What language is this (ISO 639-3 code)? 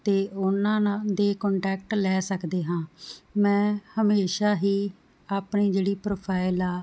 pan